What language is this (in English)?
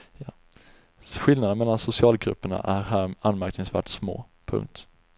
Swedish